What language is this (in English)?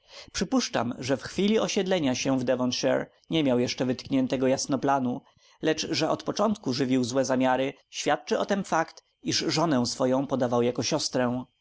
Polish